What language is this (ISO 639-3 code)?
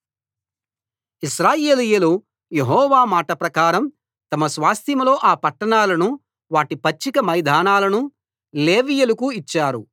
tel